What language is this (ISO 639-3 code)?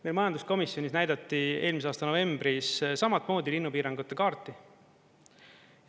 est